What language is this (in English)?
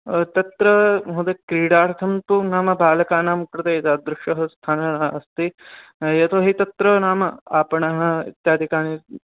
Sanskrit